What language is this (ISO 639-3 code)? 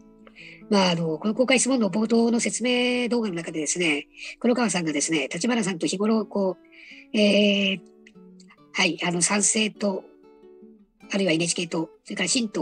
jpn